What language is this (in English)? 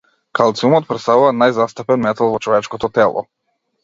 Macedonian